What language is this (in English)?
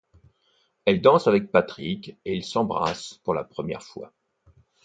French